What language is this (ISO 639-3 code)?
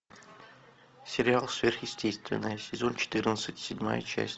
rus